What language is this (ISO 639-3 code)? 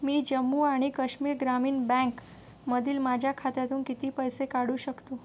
mar